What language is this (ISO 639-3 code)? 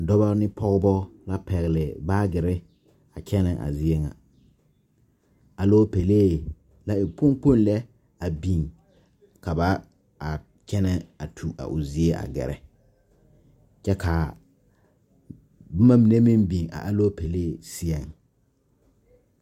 dga